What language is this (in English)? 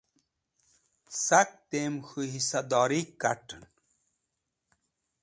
Wakhi